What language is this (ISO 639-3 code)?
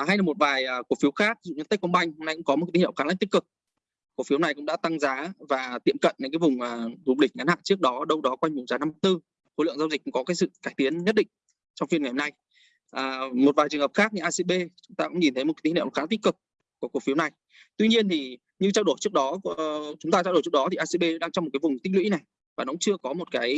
vie